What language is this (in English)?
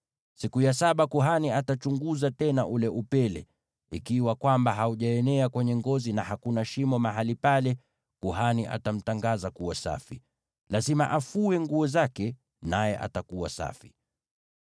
Swahili